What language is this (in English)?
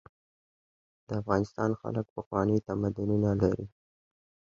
Pashto